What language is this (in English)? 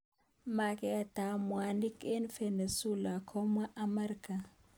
Kalenjin